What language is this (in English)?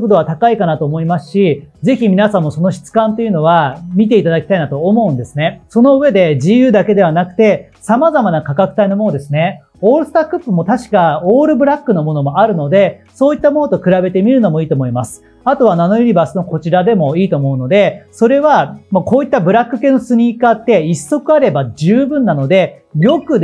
Japanese